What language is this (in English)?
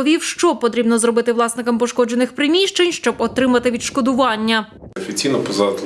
Ukrainian